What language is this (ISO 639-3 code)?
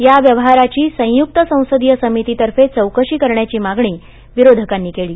mar